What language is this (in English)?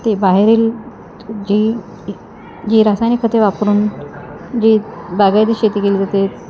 Marathi